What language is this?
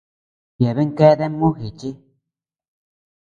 Tepeuxila Cuicatec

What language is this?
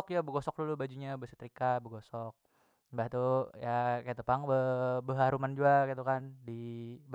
Banjar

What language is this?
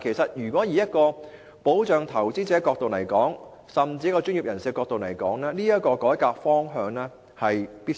Cantonese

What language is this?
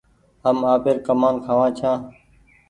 Goaria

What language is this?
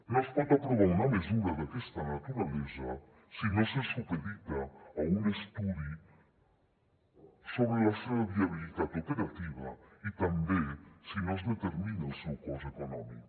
Catalan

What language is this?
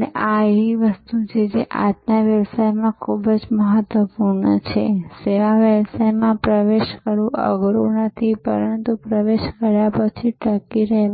Gujarati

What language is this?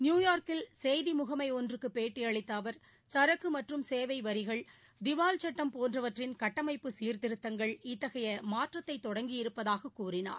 Tamil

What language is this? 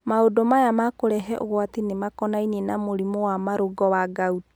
Kikuyu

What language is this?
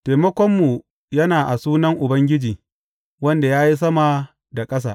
Hausa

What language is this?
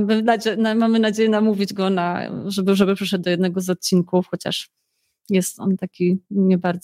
Polish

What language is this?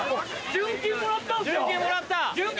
Japanese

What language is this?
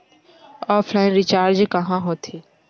Chhattisgarhi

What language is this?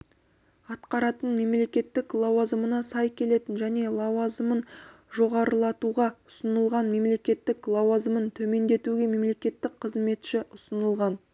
Kazakh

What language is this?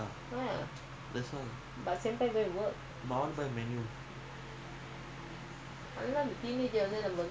English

